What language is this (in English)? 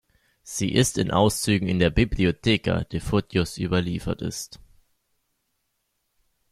German